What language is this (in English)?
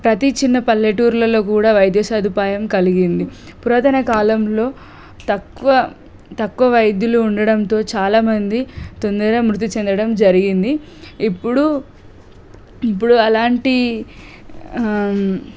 Telugu